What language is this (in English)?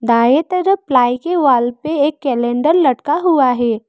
Hindi